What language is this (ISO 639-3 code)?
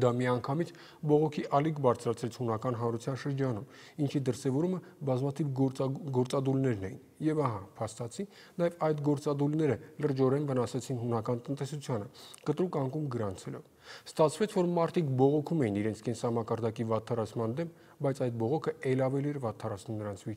ron